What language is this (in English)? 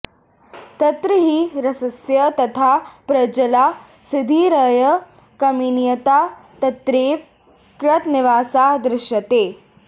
Sanskrit